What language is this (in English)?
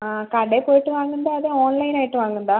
Malayalam